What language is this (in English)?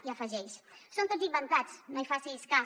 Catalan